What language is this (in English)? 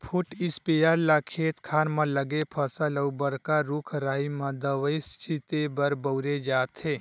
Chhattisgarhi